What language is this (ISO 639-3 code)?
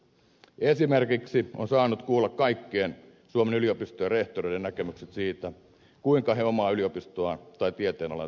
fin